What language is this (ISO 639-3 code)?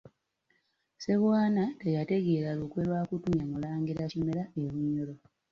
lug